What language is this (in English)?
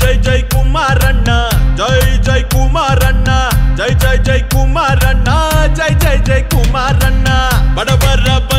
Arabic